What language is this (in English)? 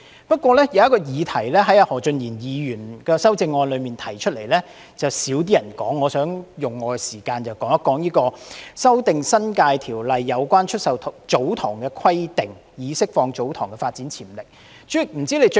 Cantonese